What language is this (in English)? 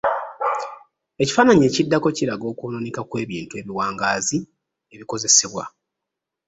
Ganda